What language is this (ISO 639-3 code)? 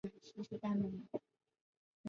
zho